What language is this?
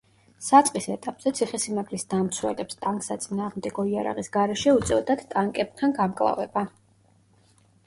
Georgian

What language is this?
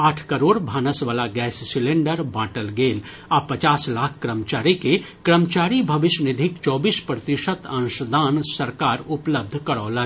Maithili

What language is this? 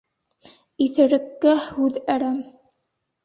Bashkir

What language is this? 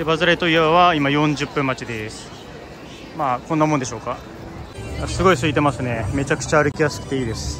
Japanese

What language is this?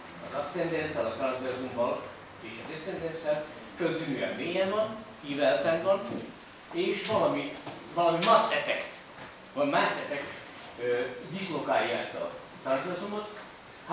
Hungarian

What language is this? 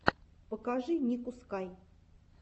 Russian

